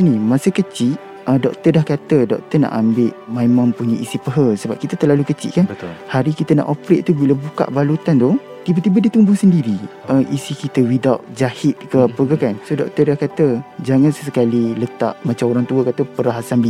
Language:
Malay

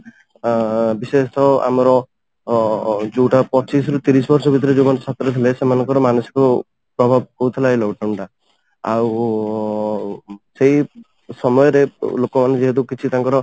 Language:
Odia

